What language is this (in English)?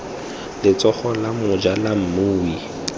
Tswana